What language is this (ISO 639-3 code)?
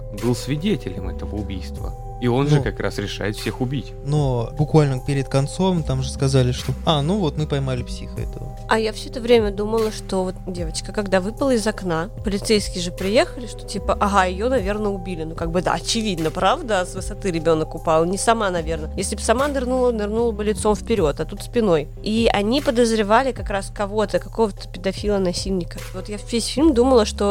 rus